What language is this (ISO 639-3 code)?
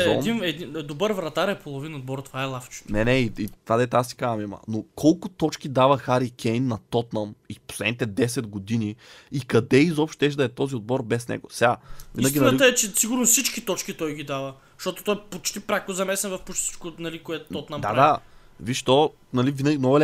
bul